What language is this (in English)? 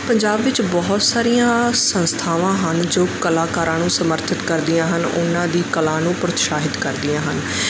Punjabi